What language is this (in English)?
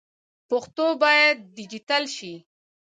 Pashto